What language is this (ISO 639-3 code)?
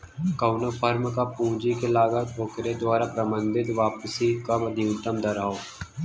bho